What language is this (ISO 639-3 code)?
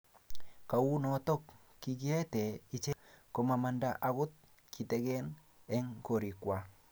kln